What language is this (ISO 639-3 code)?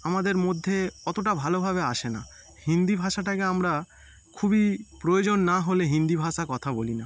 ben